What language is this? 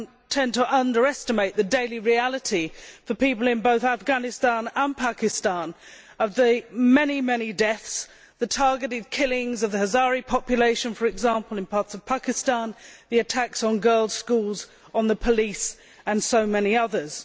English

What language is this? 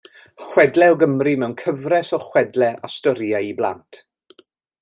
Welsh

